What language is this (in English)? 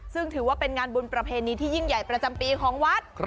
Thai